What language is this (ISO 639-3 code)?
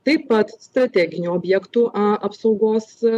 lit